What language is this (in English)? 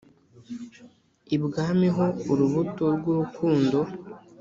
Kinyarwanda